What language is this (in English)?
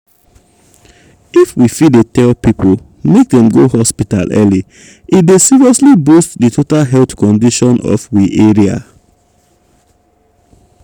Nigerian Pidgin